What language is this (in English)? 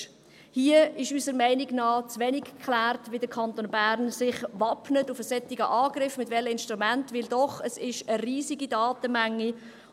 Swiss German